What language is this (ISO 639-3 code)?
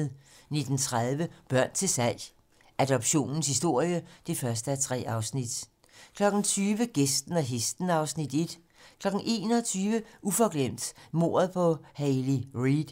dan